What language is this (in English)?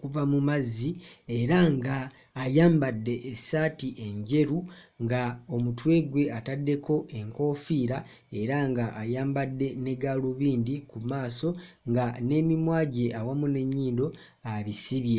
Ganda